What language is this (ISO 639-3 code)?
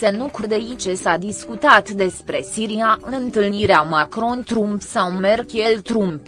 ron